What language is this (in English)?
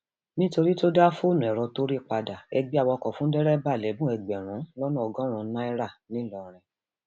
Yoruba